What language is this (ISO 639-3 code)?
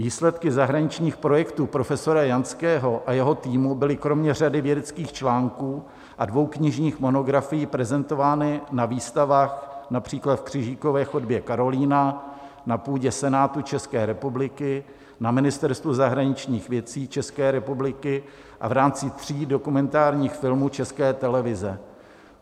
ces